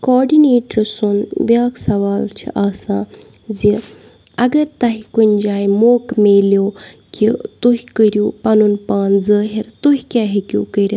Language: Kashmiri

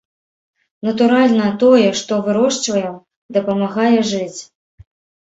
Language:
Belarusian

